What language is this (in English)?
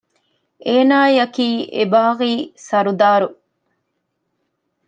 Divehi